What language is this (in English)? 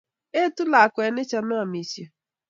Kalenjin